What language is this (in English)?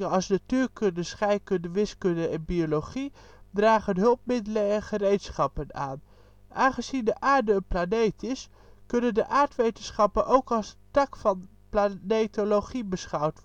Dutch